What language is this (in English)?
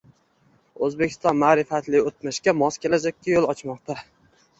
Uzbek